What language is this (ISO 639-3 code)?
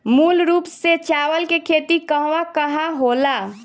bho